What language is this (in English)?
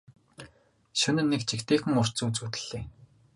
Mongolian